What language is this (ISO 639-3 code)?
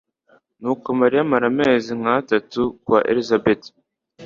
kin